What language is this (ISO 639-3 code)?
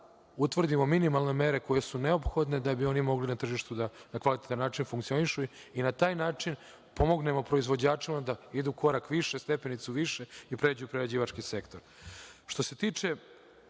srp